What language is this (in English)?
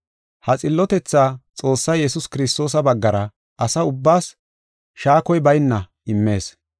Gofa